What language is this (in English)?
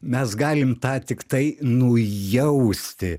Lithuanian